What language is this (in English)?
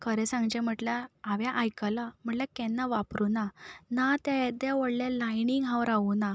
Konkani